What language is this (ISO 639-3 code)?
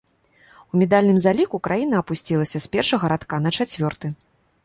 bel